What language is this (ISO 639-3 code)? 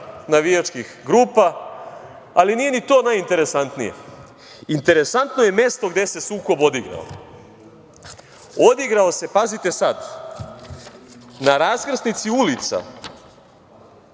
srp